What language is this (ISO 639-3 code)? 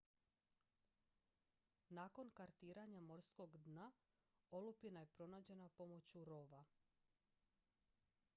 hrv